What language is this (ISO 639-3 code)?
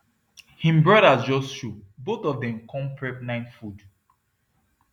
pcm